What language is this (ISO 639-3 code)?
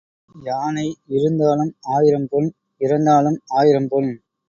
tam